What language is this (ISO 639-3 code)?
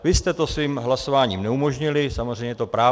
ces